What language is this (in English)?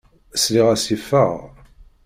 Kabyle